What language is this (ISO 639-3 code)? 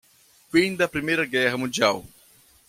por